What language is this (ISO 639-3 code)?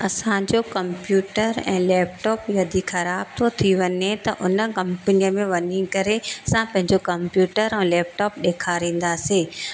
snd